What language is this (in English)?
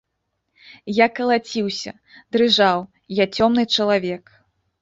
Belarusian